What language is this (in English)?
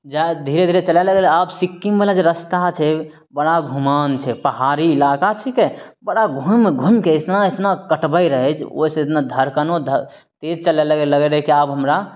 Maithili